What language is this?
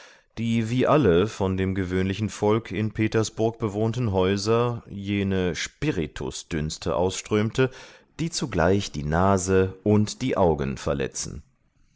German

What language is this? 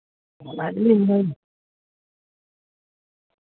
Santali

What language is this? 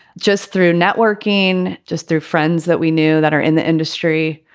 English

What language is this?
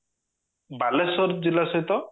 Odia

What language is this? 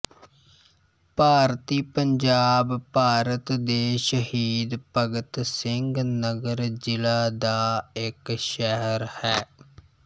Punjabi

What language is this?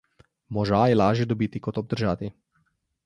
Slovenian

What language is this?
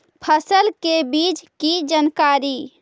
Magahi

